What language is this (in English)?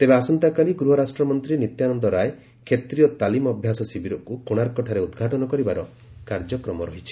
Odia